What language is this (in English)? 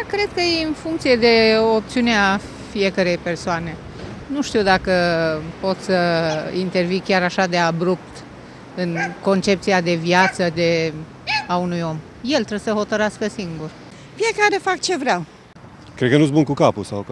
Romanian